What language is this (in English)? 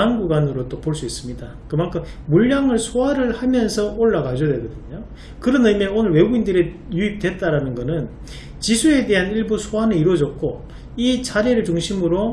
Korean